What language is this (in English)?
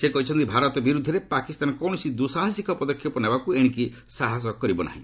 Odia